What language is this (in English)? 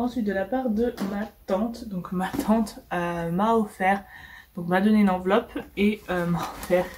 French